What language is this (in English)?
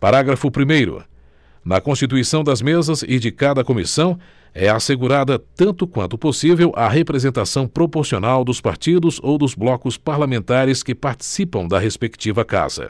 Portuguese